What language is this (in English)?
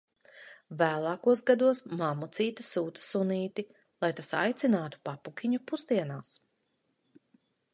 Latvian